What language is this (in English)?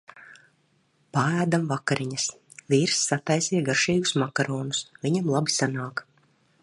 Latvian